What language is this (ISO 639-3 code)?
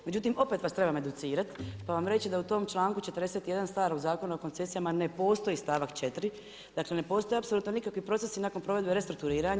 hrv